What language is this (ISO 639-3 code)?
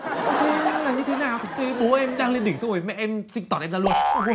vie